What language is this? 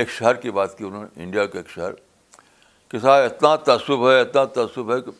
Urdu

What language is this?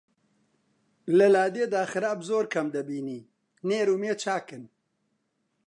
Central Kurdish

